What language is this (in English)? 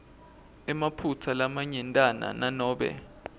Swati